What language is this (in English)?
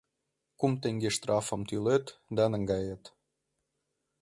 Mari